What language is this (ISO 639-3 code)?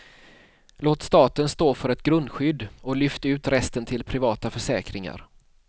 swe